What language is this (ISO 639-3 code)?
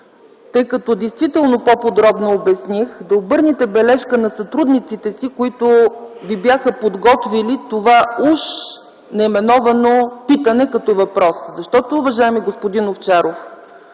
bul